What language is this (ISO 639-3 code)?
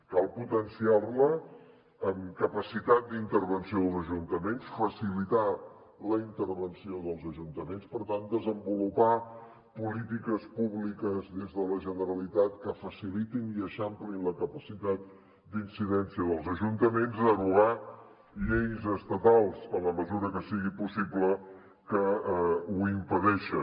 cat